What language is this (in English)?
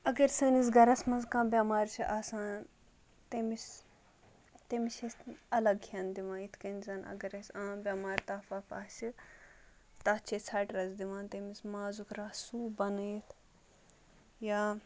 Kashmiri